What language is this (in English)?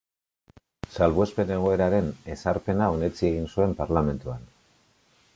Basque